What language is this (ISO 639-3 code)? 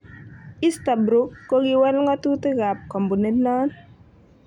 kln